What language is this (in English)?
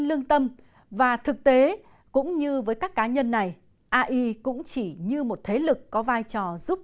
Vietnamese